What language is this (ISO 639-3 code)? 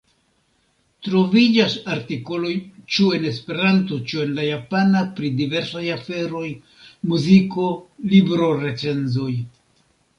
epo